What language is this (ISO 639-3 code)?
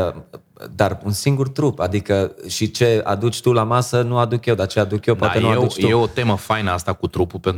ron